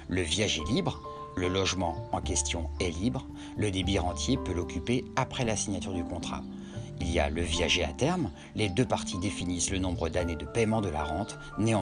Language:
French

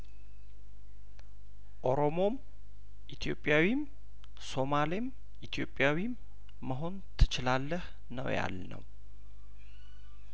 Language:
Amharic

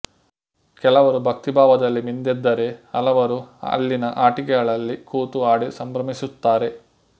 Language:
Kannada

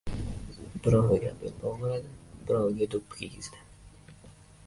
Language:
Uzbek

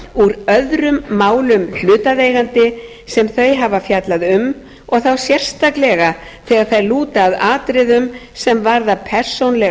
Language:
Icelandic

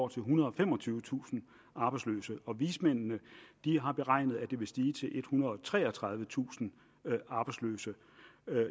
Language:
Danish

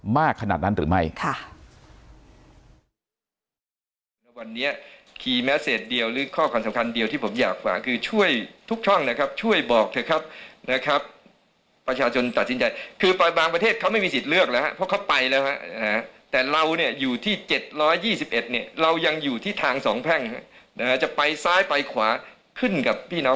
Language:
Thai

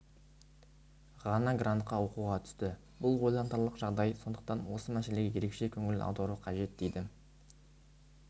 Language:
Kazakh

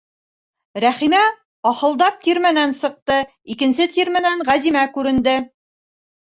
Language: Bashkir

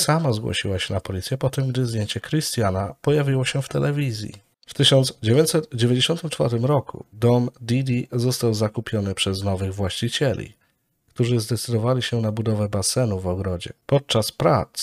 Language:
Polish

